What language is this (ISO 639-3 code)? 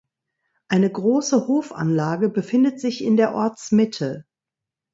deu